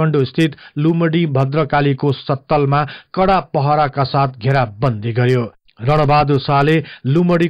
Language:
Hindi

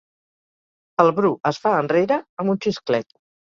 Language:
Catalan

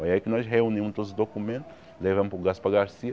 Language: Portuguese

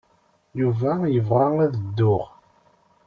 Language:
Kabyle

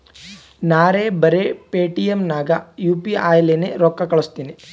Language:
Kannada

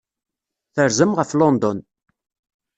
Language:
Kabyle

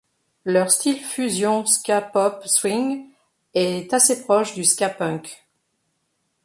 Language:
French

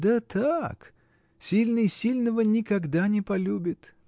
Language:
Russian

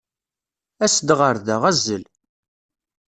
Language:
Kabyle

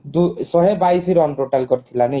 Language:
Odia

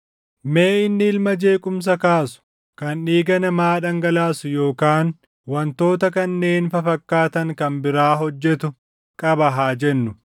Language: Oromo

